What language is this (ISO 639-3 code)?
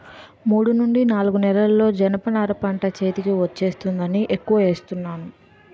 tel